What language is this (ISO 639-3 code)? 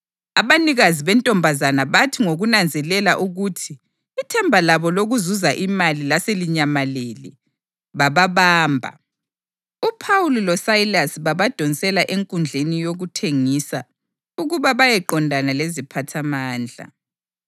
nde